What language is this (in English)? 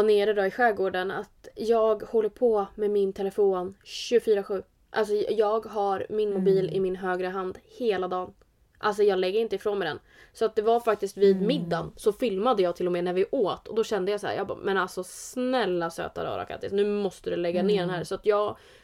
Swedish